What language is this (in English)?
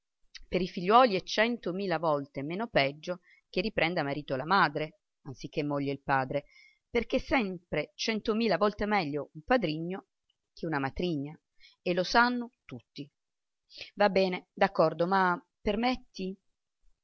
Italian